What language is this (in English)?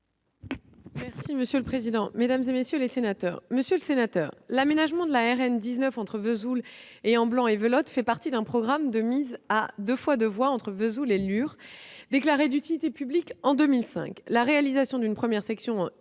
French